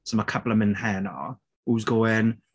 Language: Welsh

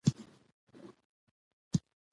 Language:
Pashto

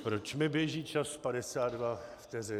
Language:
Czech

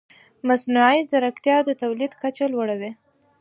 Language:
Pashto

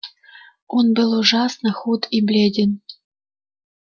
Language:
Russian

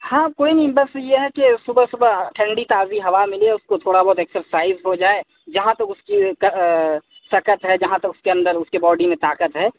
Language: Urdu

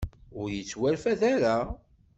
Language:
Kabyle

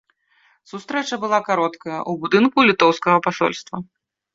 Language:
Belarusian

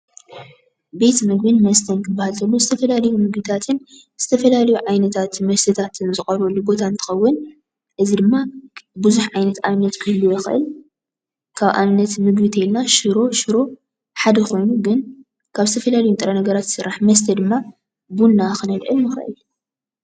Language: Tigrinya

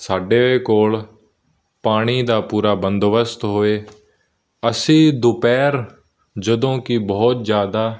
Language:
Punjabi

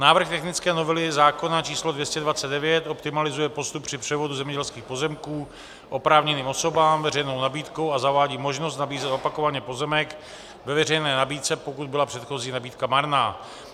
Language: Czech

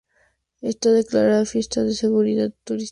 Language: Spanish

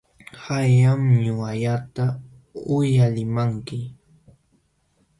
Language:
Jauja Wanca Quechua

